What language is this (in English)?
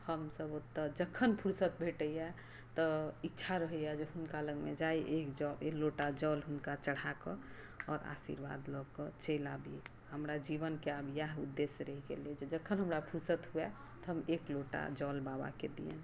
Maithili